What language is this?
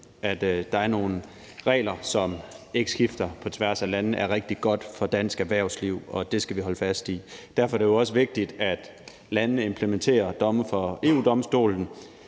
Danish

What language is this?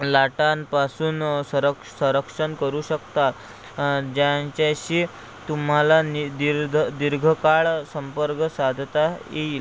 Marathi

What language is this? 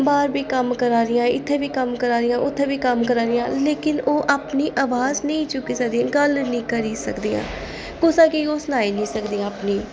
Dogri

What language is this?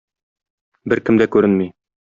Tatar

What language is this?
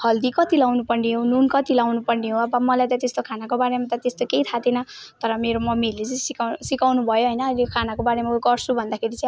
Nepali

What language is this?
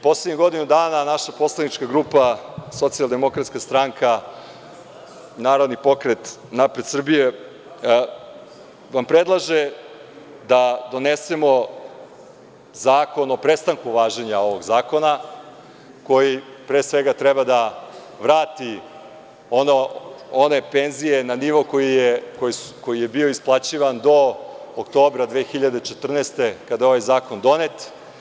Serbian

